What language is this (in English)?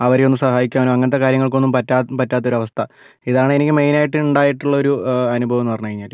Malayalam